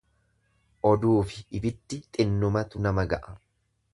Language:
Oromo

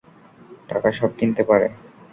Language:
Bangla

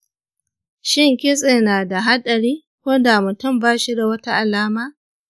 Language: Hausa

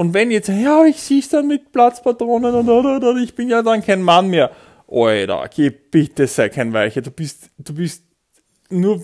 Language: German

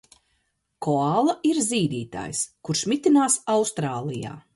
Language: Latvian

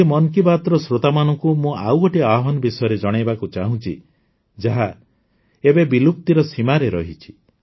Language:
Odia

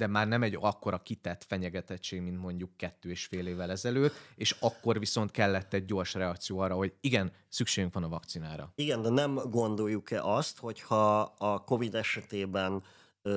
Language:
Hungarian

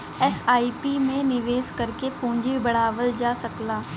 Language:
Bhojpuri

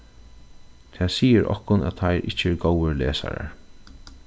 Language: Faroese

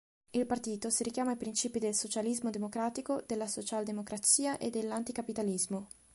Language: Italian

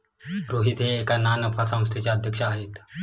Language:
Marathi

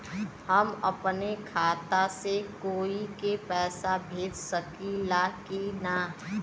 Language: Bhojpuri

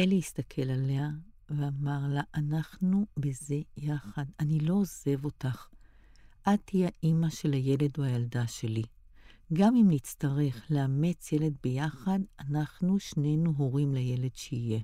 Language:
Hebrew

